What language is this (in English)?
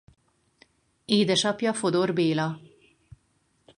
Hungarian